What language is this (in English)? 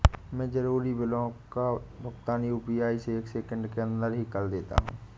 Hindi